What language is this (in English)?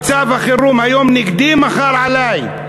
Hebrew